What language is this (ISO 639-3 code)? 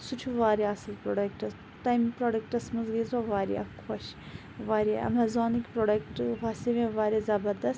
kas